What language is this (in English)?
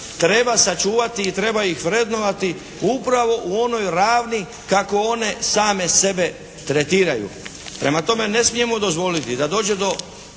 Croatian